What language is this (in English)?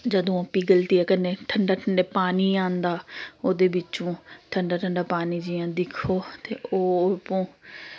Dogri